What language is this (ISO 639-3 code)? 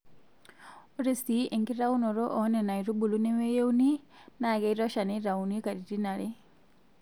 mas